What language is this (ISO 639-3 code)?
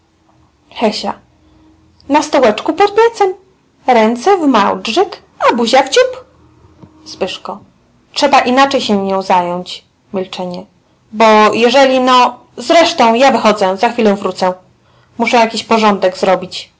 pol